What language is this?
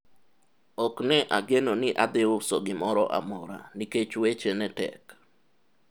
Luo (Kenya and Tanzania)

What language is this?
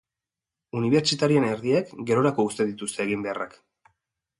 Basque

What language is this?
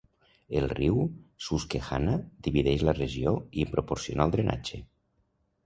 Catalan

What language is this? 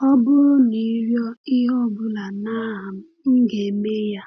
Igbo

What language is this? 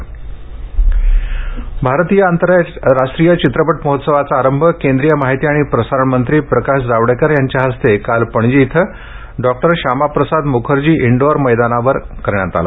Marathi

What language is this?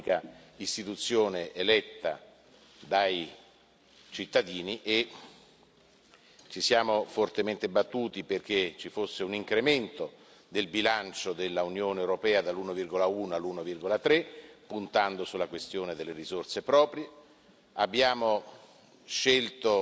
Italian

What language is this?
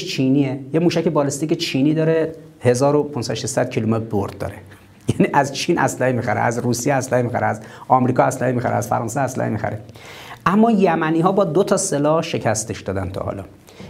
Persian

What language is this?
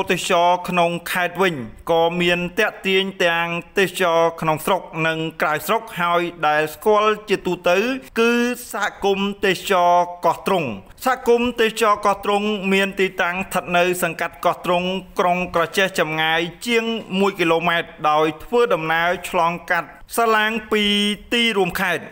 Thai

